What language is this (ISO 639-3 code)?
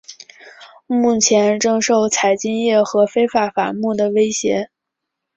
zho